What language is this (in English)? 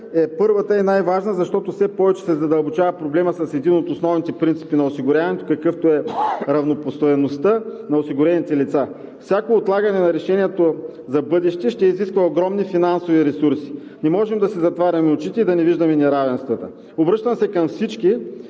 Bulgarian